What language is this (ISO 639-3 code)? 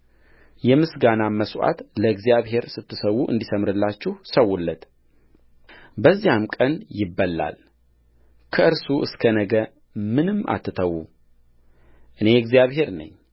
amh